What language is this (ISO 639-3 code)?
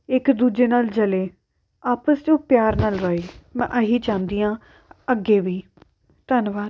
pan